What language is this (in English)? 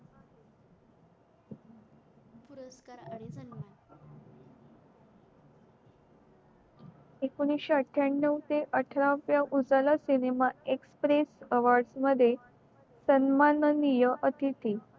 Marathi